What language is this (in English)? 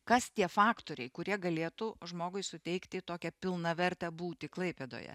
Lithuanian